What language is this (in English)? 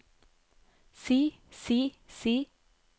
Norwegian